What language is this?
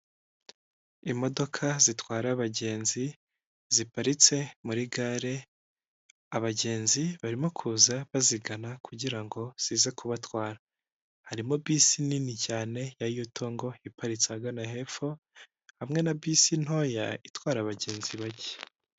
Kinyarwanda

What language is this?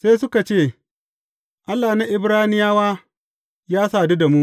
Hausa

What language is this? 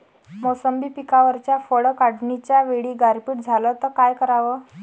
Marathi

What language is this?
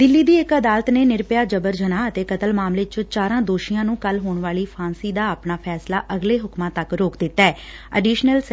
Punjabi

